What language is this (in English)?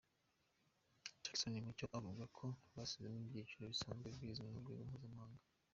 Kinyarwanda